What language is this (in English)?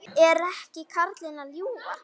Icelandic